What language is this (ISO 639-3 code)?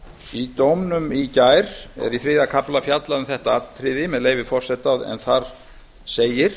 isl